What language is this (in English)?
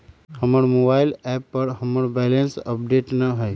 Magahi